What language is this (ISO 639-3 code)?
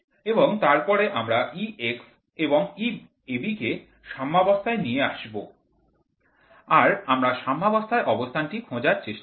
ben